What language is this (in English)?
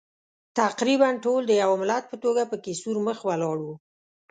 Pashto